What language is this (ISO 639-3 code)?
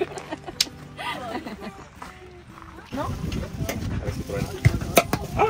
spa